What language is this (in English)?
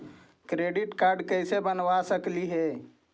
Magahi